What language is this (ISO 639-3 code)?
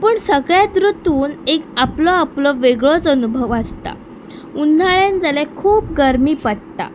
kok